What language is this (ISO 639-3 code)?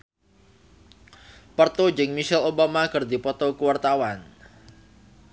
sun